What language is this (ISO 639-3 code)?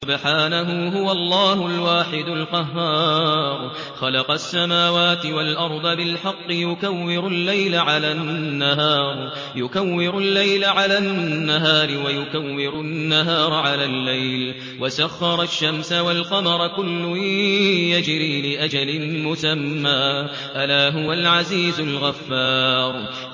ara